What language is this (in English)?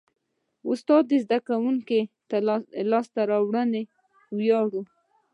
Pashto